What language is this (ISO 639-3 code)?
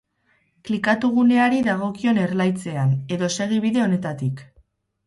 eus